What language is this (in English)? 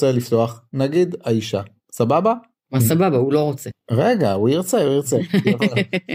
Hebrew